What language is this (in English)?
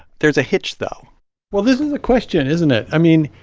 English